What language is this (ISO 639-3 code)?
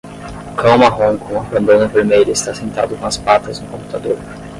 por